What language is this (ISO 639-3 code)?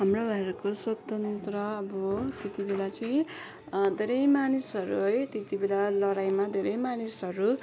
nep